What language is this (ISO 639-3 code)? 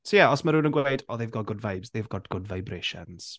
cym